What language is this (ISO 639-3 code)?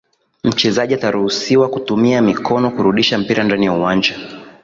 swa